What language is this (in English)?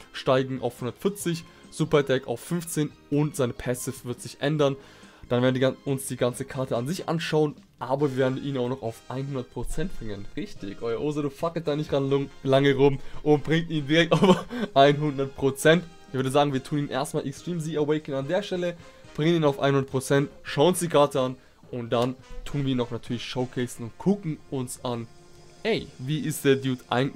German